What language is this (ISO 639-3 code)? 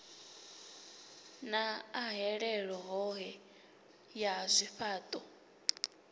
ven